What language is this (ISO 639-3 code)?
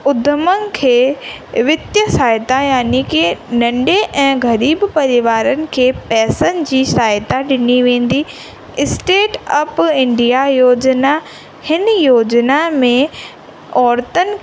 snd